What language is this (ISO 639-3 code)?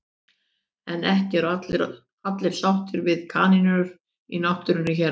isl